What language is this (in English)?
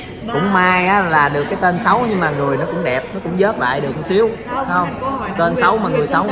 Vietnamese